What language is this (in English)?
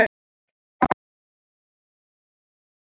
Icelandic